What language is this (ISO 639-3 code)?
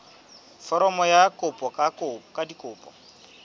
sot